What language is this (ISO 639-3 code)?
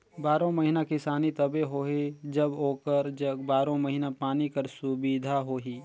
hne